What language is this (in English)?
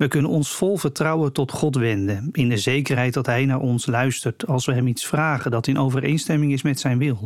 Dutch